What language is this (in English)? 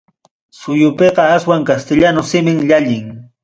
Ayacucho Quechua